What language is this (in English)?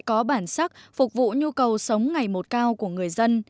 Vietnamese